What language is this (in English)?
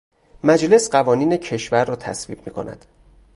Persian